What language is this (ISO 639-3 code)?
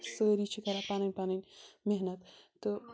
kas